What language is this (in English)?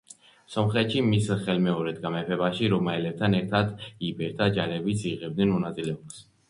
Georgian